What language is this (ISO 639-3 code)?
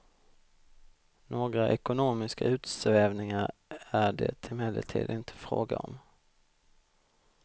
swe